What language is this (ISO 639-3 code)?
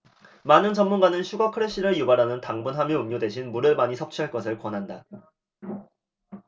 kor